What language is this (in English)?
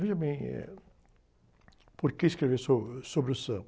Portuguese